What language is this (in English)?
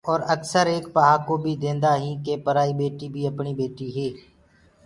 Gurgula